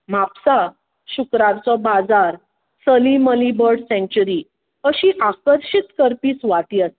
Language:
Konkani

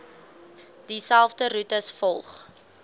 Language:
Afrikaans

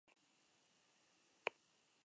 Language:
Basque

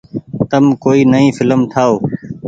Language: Goaria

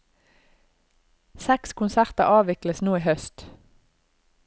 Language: Norwegian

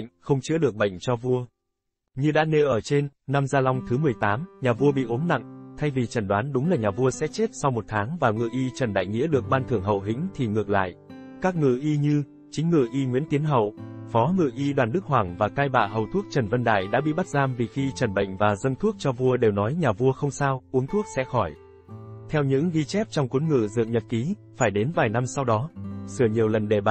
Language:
Vietnamese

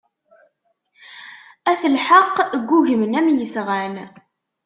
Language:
Kabyle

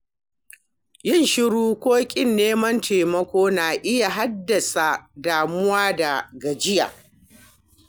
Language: Hausa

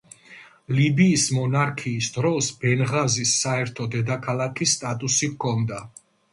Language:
Georgian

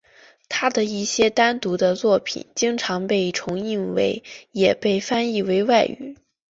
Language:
Chinese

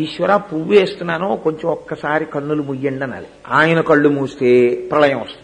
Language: Telugu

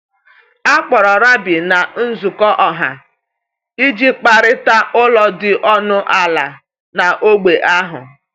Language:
Igbo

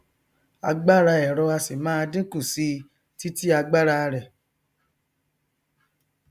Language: Yoruba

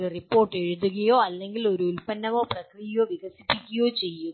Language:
Malayalam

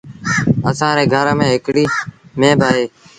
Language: Sindhi Bhil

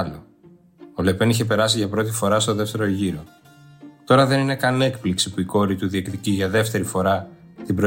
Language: Greek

